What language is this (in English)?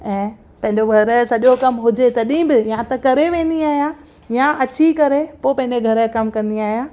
Sindhi